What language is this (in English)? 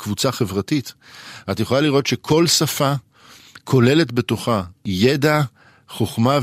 Hebrew